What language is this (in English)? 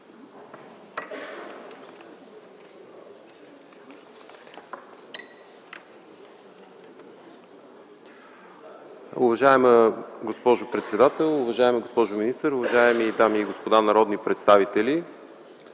Bulgarian